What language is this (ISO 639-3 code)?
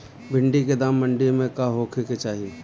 bho